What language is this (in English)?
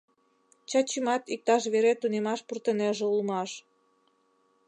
Mari